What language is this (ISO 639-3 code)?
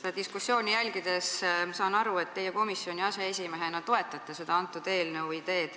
est